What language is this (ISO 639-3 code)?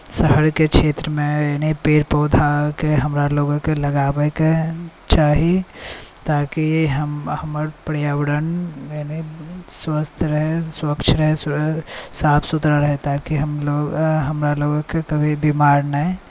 mai